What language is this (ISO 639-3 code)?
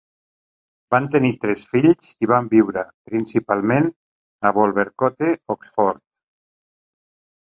cat